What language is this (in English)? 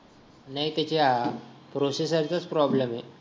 Marathi